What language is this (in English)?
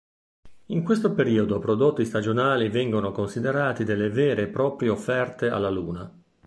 Italian